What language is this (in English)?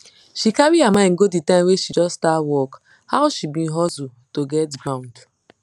Nigerian Pidgin